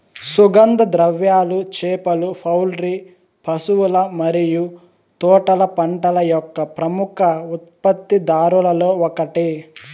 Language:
Telugu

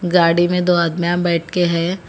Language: Hindi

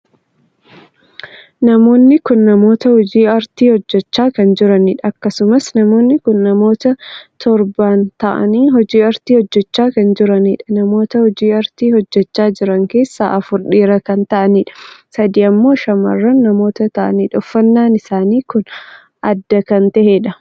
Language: Oromo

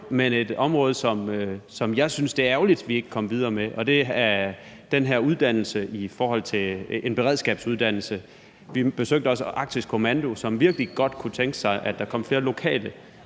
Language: Danish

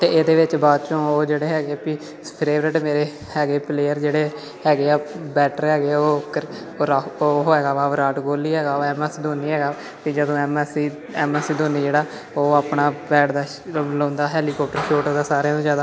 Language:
Punjabi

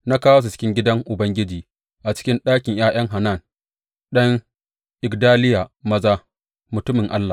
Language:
Hausa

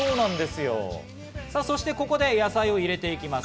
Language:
Japanese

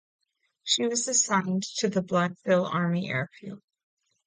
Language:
English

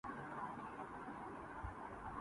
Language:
Urdu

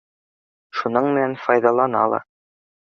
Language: Bashkir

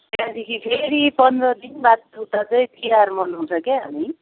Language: Nepali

